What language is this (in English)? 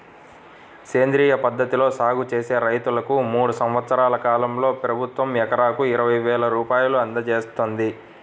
Telugu